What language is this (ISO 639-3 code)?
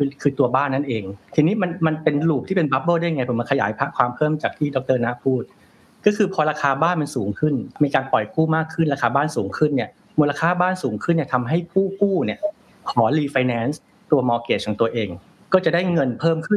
tha